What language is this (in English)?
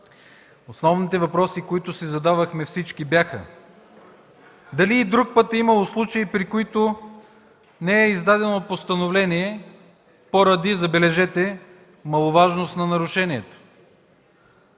Bulgarian